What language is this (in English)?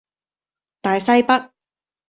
Cantonese